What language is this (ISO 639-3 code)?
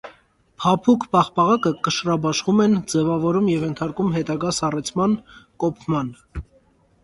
hye